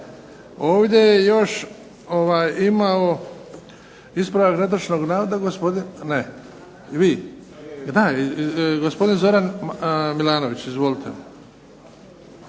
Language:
Croatian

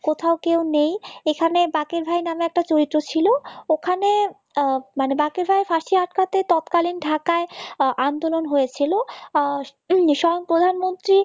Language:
Bangla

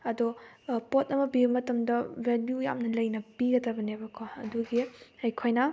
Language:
Manipuri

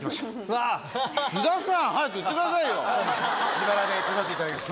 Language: Japanese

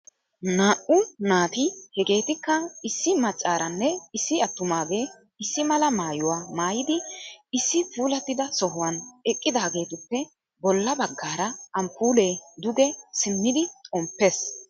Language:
Wolaytta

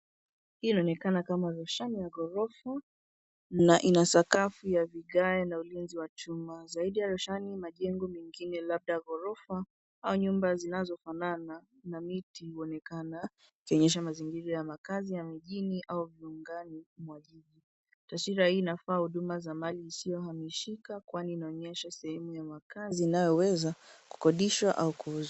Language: Swahili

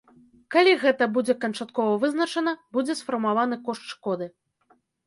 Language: Belarusian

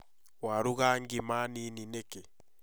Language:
Kikuyu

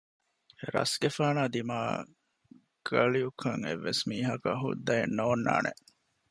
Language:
Divehi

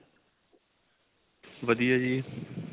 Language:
Punjabi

